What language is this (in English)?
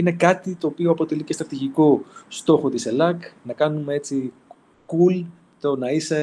Greek